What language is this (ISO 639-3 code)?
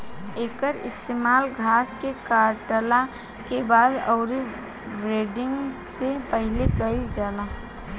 bho